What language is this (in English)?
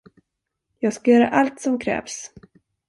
Swedish